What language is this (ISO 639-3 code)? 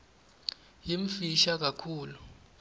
ssw